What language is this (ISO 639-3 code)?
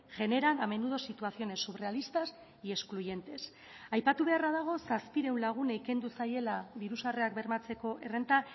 eus